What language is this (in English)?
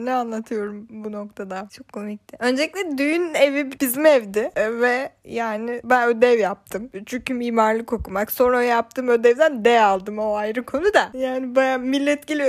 Turkish